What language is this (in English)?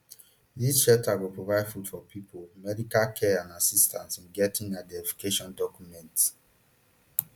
Nigerian Pidgin